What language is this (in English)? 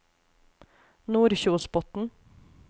Norwegian